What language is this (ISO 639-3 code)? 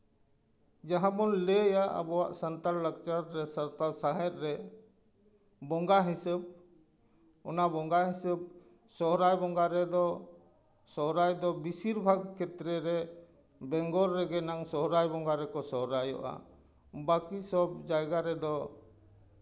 sat